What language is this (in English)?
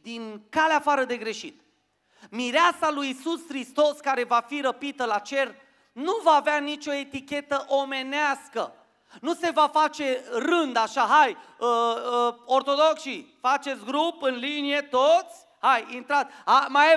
Romanian